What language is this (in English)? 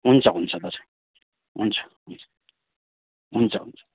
Nepali